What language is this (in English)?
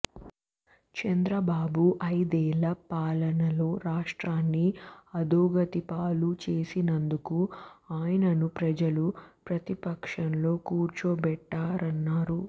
Telugu